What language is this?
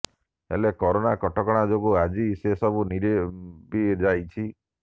Odia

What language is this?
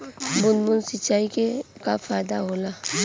Bhojpuri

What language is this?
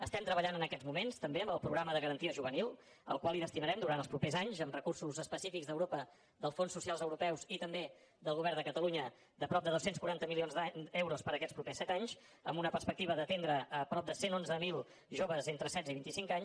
Catalan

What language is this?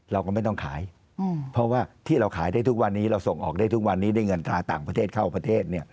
Thai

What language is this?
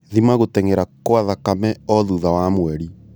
Kikuyu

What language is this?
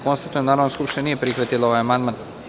Serbian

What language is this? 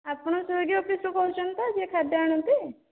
Odia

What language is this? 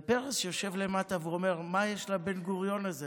Hebrew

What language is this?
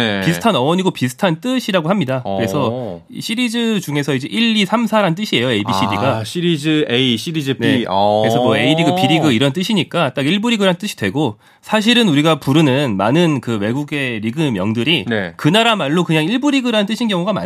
Korean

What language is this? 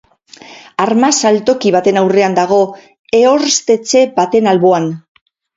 Basque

